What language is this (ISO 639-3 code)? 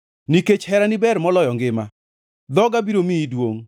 luo